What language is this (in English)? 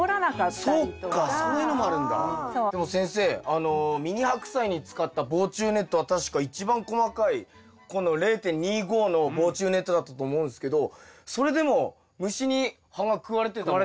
Japanese